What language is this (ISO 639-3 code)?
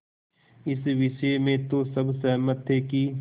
hin